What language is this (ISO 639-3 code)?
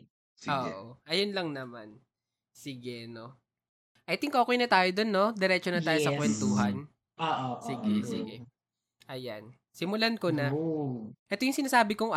fil